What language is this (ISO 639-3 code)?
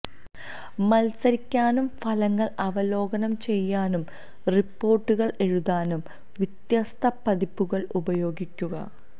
mal